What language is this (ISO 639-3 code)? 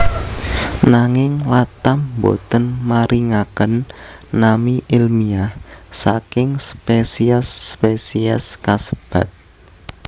jav